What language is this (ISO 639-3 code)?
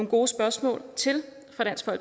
dan